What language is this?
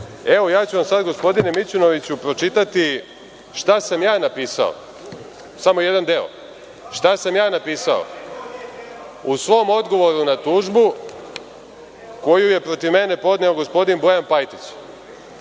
Serbian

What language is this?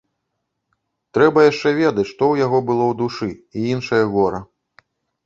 Belarusian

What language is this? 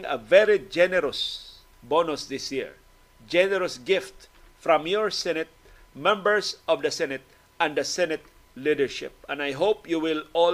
Filipino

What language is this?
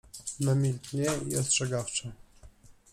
Polish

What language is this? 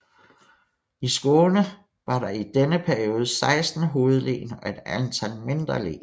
Danish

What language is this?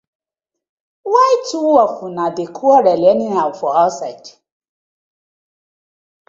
Nigerian Pidgin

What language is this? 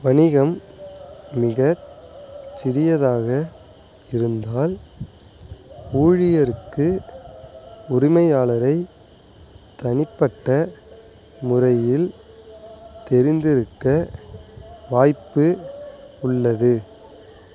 Tamil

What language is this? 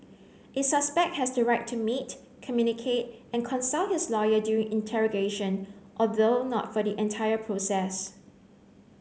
English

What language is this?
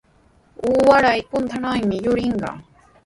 Sihuas Ancash Quechua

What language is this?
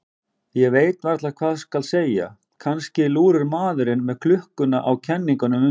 Icelandic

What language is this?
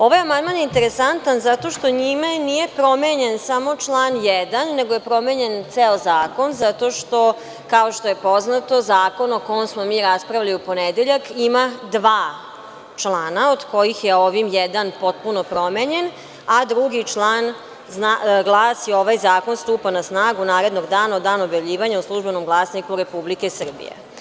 Serbian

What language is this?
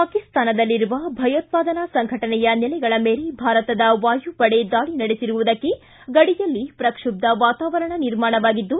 Kannada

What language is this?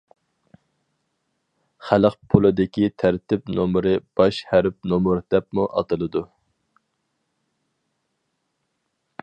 Uyghur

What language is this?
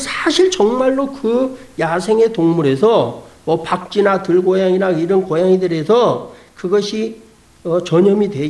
Korean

